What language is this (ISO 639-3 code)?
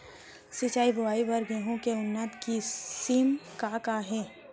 hne